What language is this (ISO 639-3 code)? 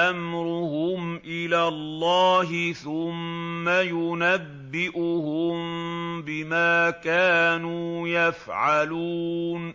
ara